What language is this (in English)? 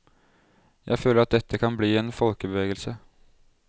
Norwegian